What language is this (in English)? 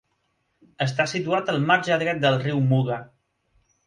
Catalan